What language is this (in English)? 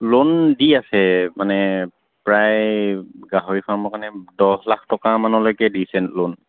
Assamese